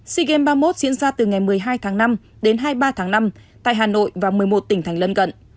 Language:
Vietnamese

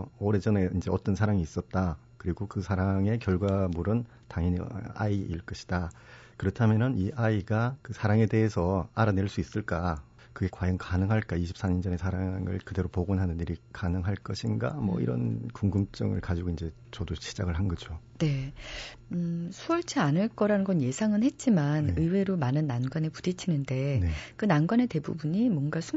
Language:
Korean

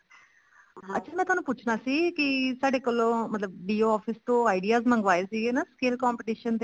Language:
Punjabi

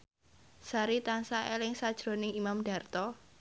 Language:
Javanese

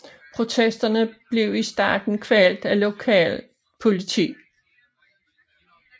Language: Danish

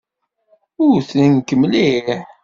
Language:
Kabyle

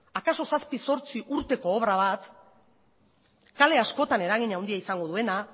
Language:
Basque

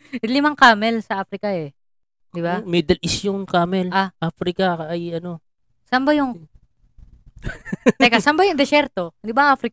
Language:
Filipino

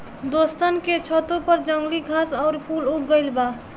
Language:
Bhojpuri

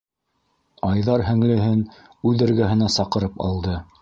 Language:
Bashkir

